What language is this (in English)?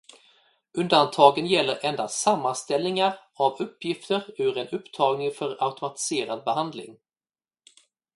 Swedish